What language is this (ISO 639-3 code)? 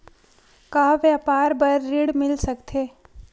hne